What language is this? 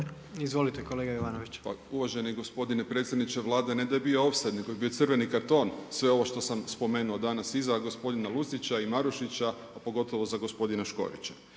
Croatian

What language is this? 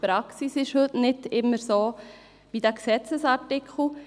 Swiss German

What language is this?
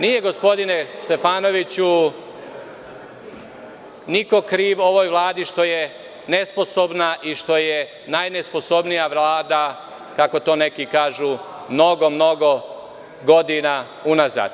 Serbian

